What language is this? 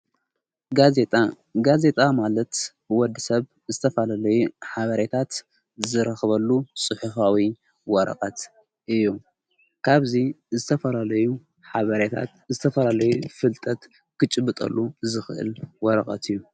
Tigrinya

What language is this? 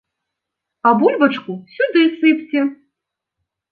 Belarusian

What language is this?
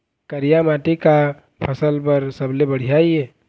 Chhattisgarhi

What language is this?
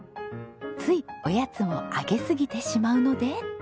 Japanese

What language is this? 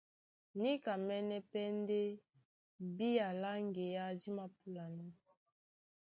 Duala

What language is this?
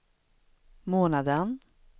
Swedish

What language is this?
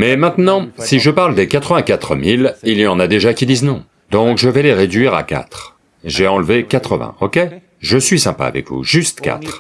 French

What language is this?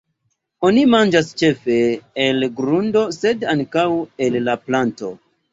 Esperanto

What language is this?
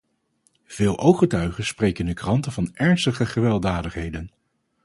Dutch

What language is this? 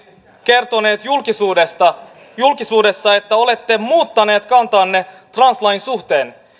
Finnish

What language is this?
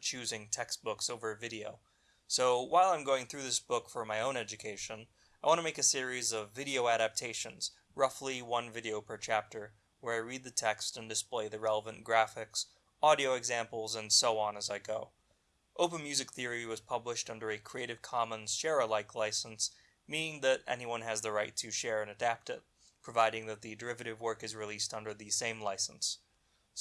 English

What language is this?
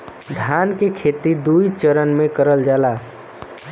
Bhojpuri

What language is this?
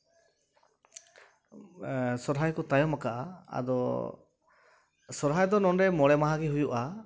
Santali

